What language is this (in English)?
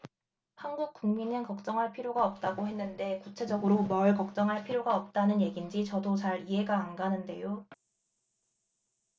Korean